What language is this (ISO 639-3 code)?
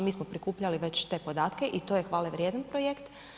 hrv